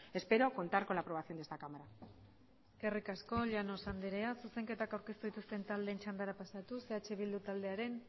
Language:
Basque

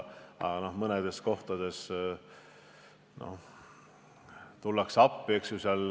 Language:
Estonian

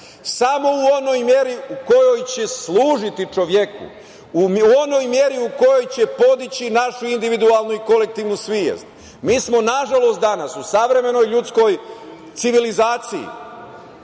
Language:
Serbian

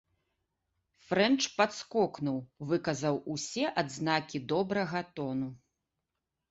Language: Belarusian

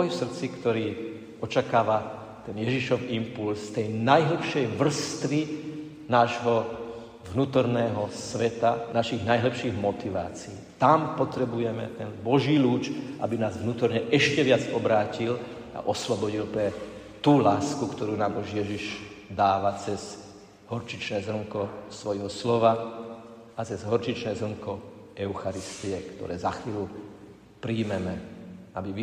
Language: Slovak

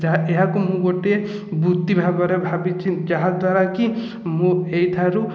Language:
Odia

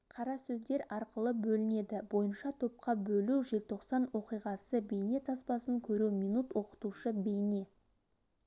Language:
Kazakh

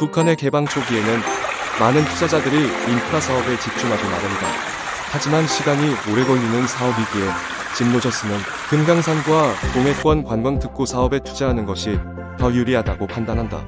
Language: Korean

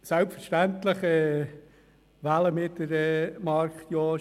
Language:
Swiss German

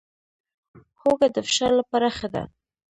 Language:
Pashto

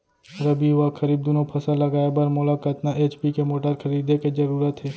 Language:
Chhattisgarhi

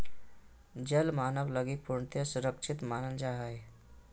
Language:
Magahi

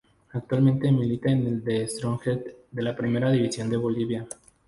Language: Spanish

